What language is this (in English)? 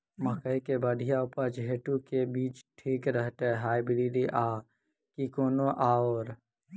Maithili